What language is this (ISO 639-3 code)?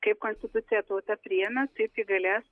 lit